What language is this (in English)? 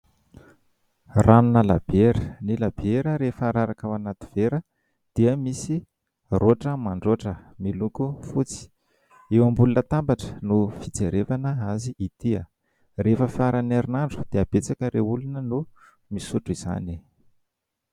Malagasy